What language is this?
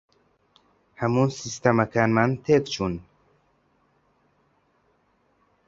Central Kurdish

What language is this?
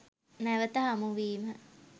Sinhala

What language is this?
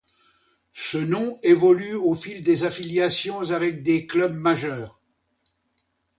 French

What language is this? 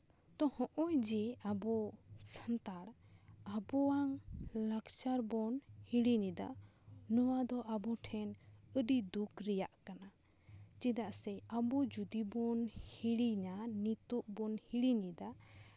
Santali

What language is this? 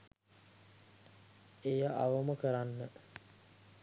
Sinhala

